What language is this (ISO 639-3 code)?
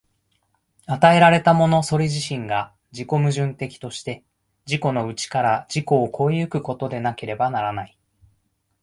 jpn